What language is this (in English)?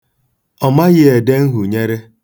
Igbo